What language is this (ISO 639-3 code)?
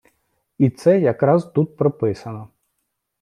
ukr